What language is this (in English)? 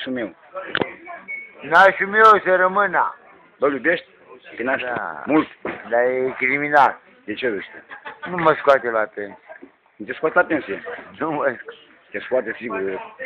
Romanian